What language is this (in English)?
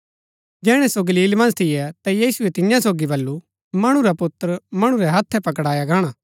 Gaddi